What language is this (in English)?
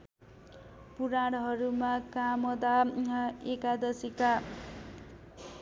Nepali